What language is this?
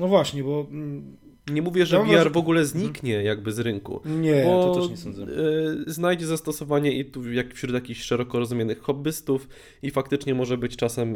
Polish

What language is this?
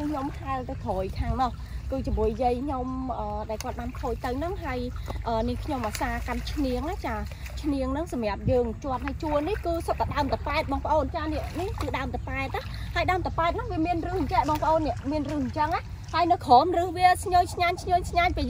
Vietnamese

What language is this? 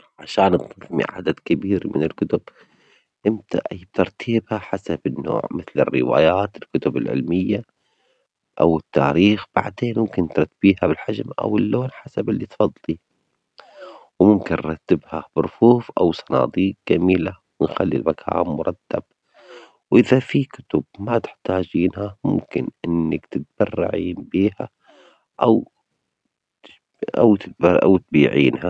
Omani Arabic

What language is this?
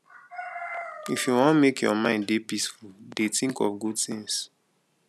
Nigerian Pidgin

